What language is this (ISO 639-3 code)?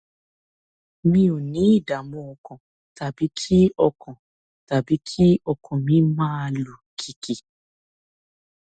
yor